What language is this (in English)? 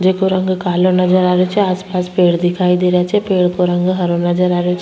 Rajasthani